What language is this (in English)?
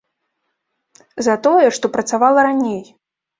Belarusian